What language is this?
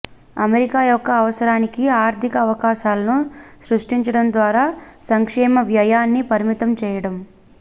Telugu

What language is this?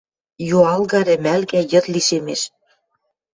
Western Mari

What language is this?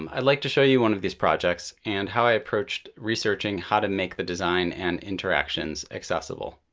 English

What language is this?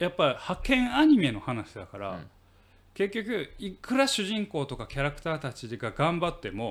Japanese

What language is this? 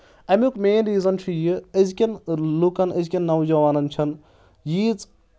Kashmiri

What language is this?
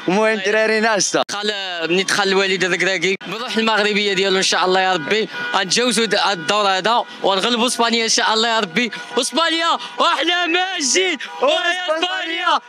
Arabic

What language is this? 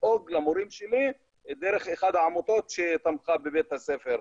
Hebrew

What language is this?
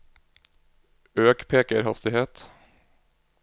Norwegian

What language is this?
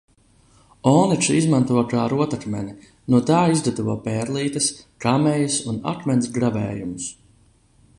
Latvian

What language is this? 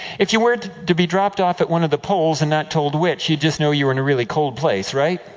English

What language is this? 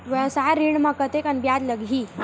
Chhattisgarhi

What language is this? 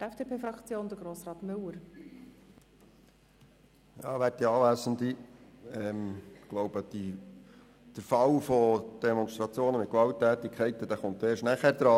Swiss German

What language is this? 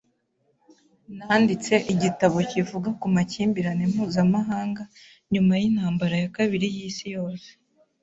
Kinyarwanda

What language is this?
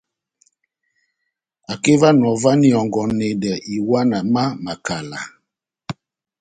Batanga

